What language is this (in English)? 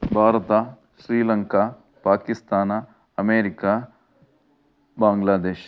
Kannada